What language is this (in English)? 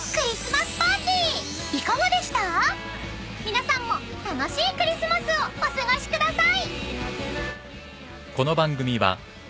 Japanese